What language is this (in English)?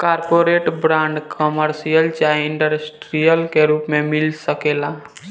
Bhojpuri